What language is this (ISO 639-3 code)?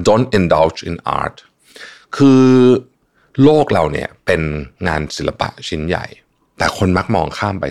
tha